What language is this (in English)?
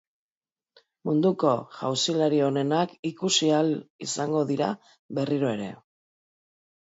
Basque